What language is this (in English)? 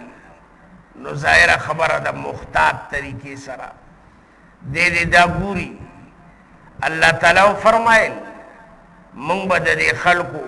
Indonesian